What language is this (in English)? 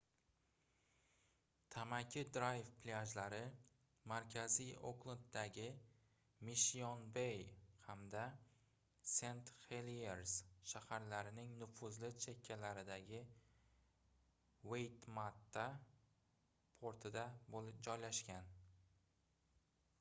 Uzbek